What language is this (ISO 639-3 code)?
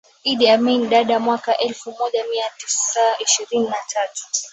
swa